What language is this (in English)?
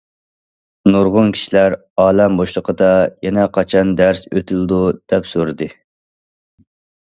Uyghur